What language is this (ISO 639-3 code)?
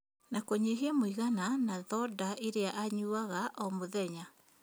kik